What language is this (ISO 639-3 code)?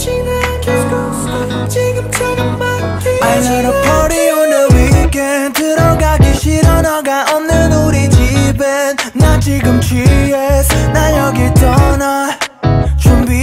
kor